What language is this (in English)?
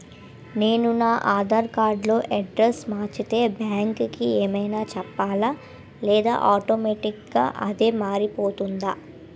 Telugu